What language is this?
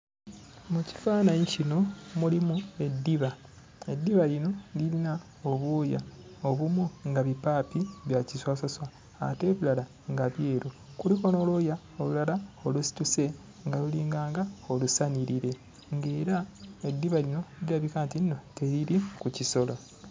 Ganda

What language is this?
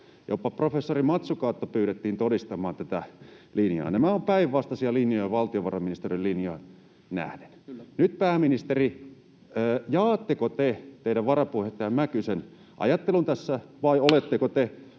Finnish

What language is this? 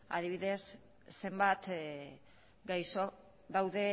Basque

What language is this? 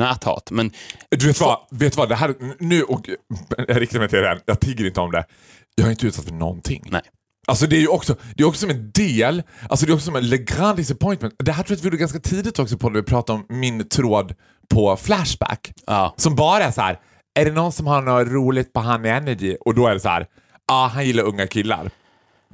Swedish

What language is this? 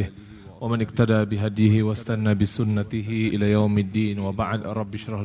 Malay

